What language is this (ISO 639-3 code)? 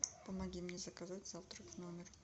rus